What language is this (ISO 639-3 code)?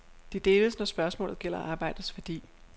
dan